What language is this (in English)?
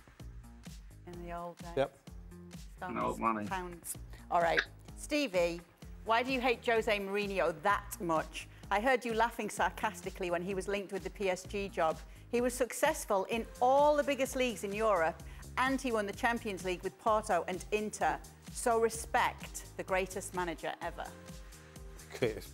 English